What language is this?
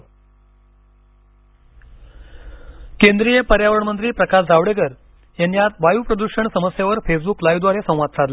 Marathi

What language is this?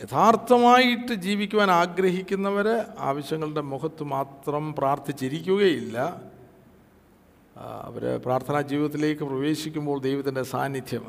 Malayalam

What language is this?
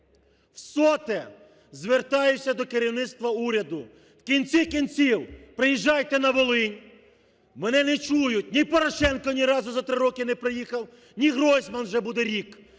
Ukrainian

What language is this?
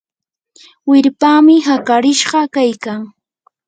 Yanahuanca Pasco Quechua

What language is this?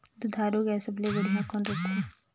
Chhattisgarhi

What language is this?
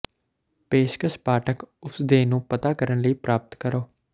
Punjabi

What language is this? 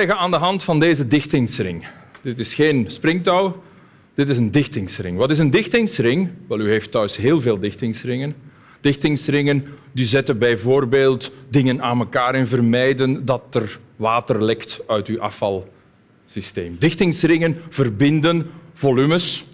Dutch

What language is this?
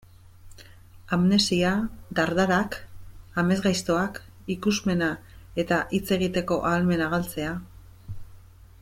Basque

